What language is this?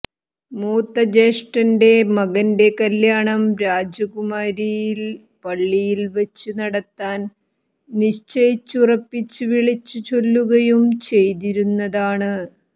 Malayalam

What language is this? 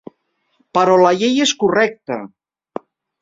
Catalan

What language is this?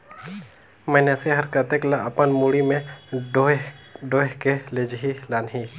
Chhattisgarhi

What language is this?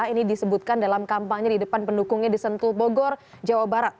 Indonesian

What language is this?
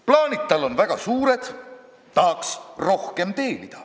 Estonian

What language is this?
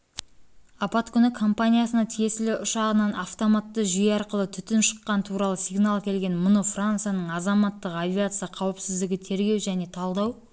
Kazakh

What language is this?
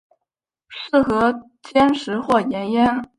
Chinese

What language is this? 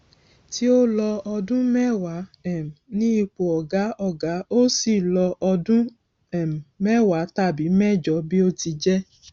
Yoruba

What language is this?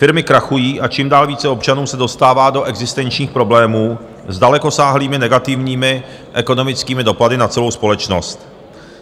Czech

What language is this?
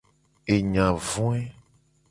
Gen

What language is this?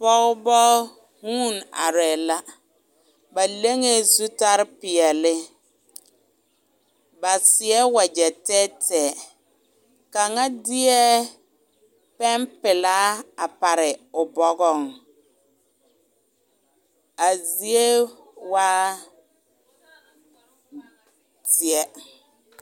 Southern Dagaare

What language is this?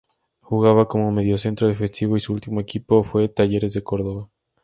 Spanish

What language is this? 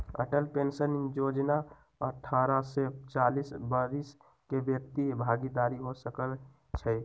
Magahi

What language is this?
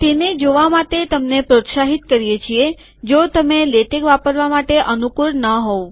Gujarati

